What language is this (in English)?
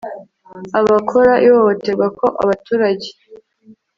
Kinyarwanda